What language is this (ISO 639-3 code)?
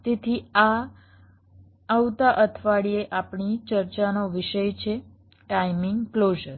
guj